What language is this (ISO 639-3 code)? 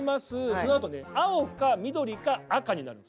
jpn